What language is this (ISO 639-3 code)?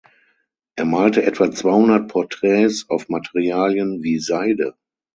deu